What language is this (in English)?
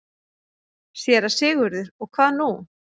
Icelandic